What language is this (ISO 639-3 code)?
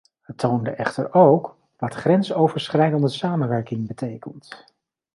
nld